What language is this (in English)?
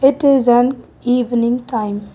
English